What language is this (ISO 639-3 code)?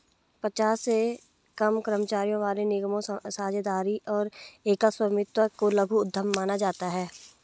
hin